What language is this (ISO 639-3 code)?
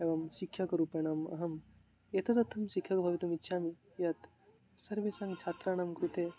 san